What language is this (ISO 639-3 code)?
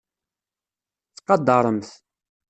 kab